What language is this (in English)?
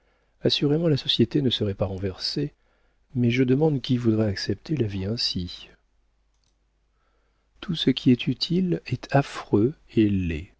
French